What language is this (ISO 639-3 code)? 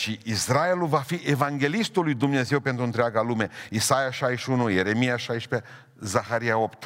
ron